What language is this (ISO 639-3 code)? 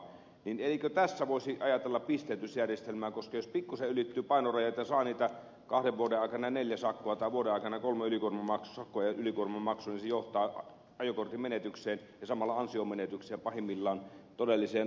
fin